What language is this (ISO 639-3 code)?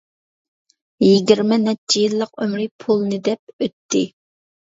uig